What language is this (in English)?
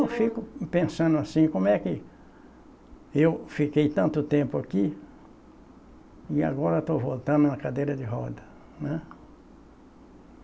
Portuguese